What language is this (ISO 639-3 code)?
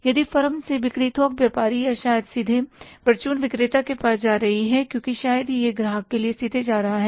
hin